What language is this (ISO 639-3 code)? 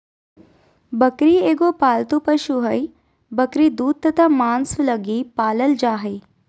mag